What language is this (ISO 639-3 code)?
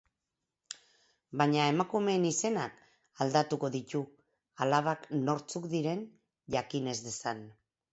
eus